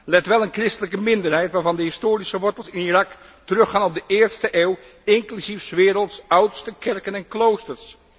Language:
Dutch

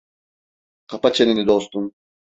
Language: Turkish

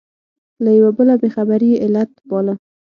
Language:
Pashto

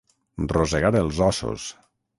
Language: Catalan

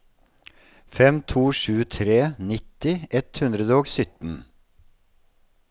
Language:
Norwegian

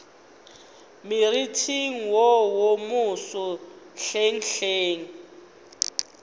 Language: Northern Sotho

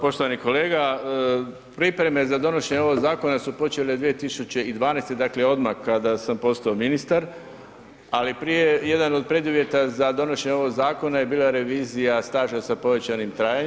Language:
Croatian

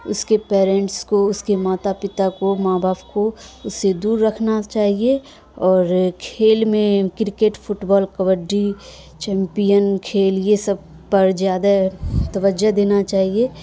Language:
Urdu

